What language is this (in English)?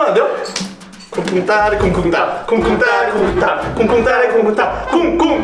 Korean